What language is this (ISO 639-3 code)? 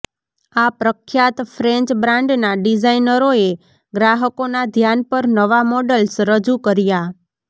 guj